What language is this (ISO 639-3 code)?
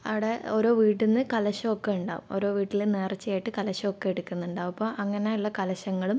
mal